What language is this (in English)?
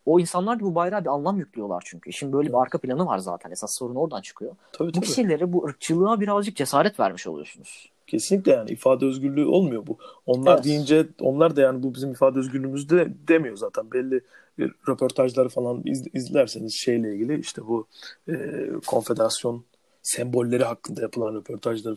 Turkish